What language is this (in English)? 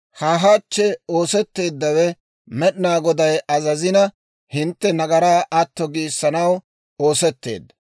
Dawro